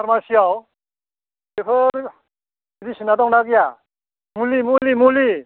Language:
Bodo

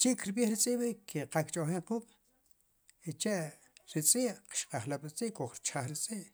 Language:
Sipacapense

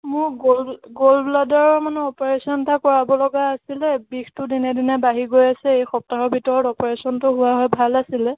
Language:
Assamese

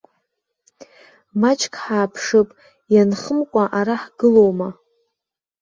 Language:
Abkhazian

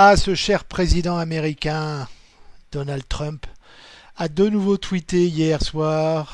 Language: French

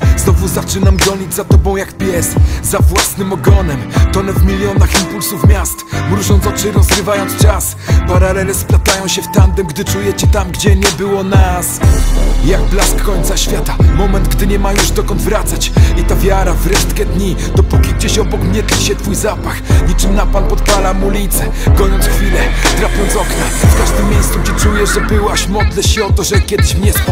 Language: Polish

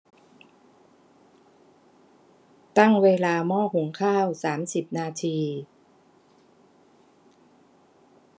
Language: Thai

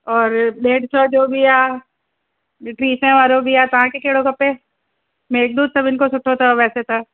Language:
Sindhi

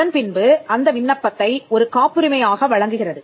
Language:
Tamil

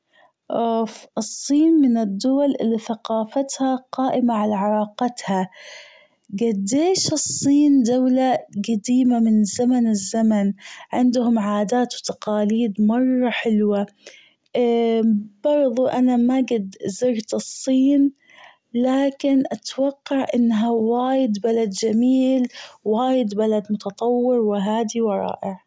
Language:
Gulf Arabic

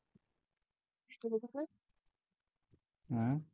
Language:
Marathi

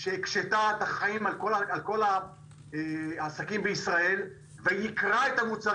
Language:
Hebrew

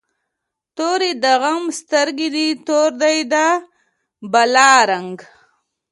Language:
Pashto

